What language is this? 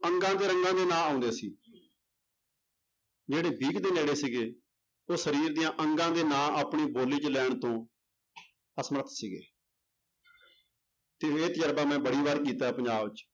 Punjabi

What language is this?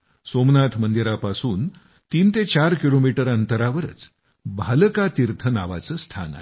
Marathi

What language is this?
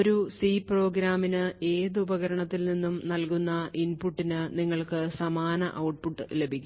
Malayalam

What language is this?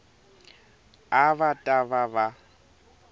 Tsonga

